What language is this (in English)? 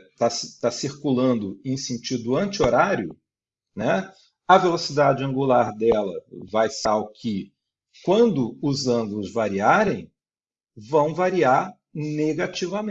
Portuguese